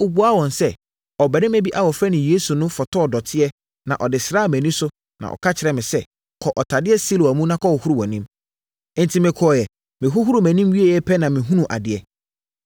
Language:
Akan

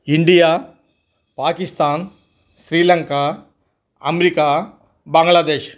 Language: Telugu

